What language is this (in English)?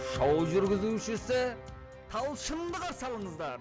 Kazakh